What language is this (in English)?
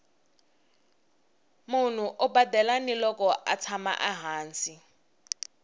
Tsonga